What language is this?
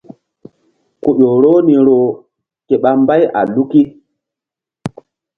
Mbum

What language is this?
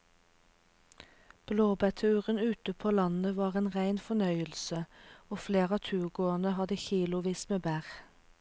Norwegian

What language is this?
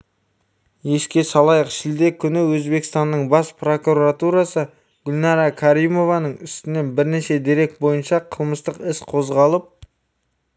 Kazakh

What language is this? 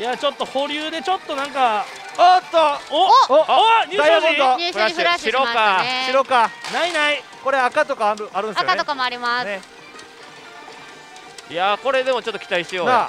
Japanese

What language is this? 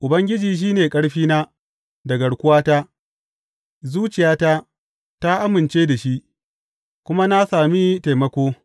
Hausa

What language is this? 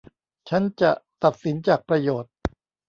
Thai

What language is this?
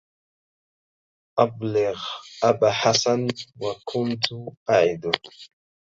Arabic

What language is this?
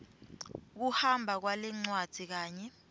Swati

